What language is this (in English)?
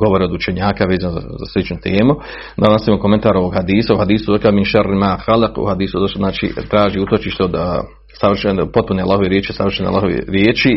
Croatian